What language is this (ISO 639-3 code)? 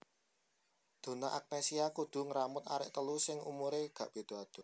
jav